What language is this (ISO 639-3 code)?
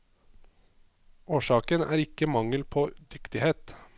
nor